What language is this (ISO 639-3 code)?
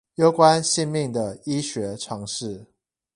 zho